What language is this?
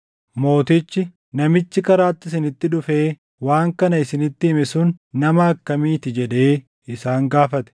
Oromo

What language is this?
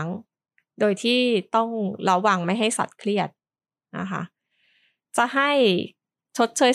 Thai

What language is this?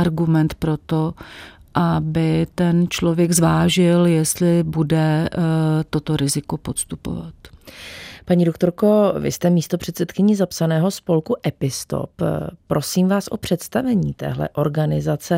Czech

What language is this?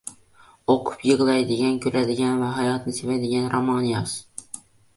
Uzbek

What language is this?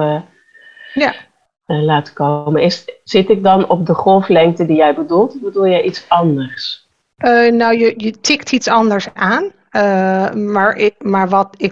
Dutch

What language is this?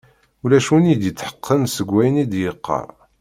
Kabyle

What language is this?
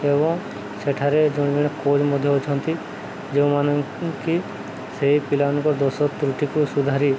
Odia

